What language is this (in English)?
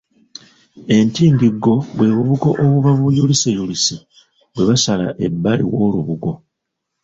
Ganda